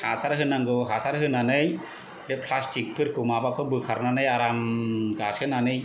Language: Bodo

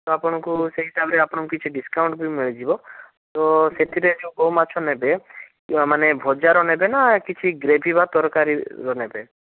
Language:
Odia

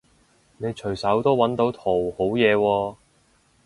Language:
Cantonese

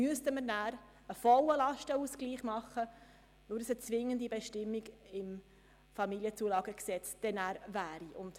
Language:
Swiss German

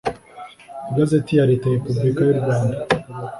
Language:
Kinyarwanda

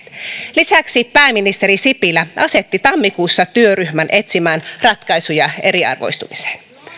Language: Finnish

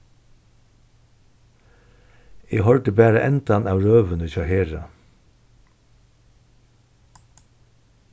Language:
Faroese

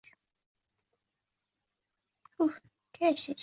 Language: Spanish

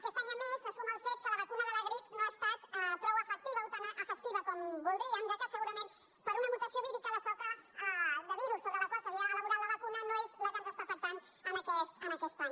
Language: Catalan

